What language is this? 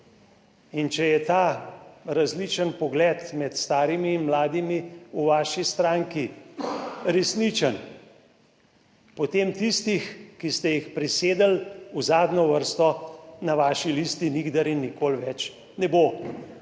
Slovenian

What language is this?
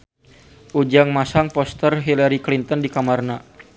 Sundanese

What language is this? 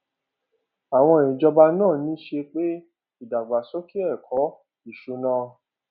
Yoruba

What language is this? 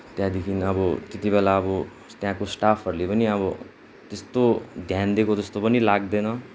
Nepali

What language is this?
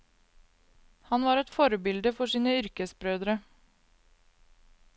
Norwegian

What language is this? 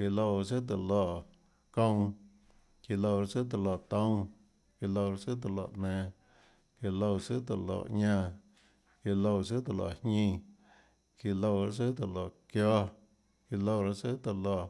Tlacoatzintepec Chinantec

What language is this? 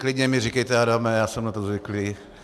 Czech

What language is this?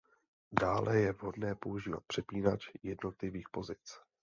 Czech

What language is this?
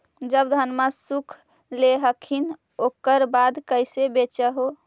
Magahi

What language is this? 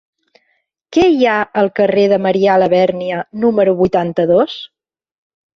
Catalan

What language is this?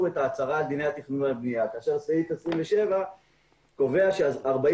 Hebrew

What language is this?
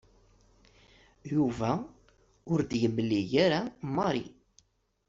Kabyle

